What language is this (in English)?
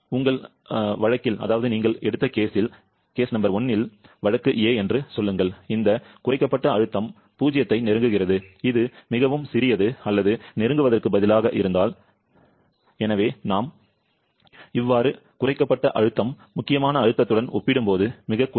Tamil